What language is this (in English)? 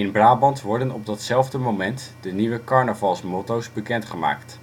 Dutch